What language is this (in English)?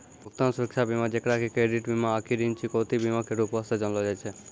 Maithili